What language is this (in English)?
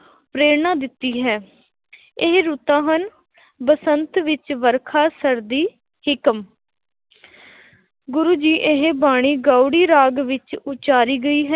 Punjabi